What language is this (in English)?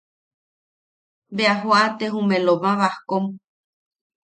Yaqui